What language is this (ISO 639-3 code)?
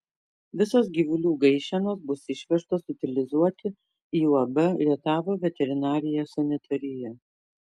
lit